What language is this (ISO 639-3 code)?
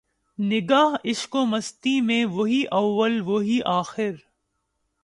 urd